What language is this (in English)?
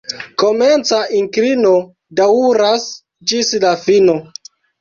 Esperanto